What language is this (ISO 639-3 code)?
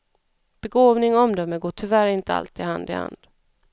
swe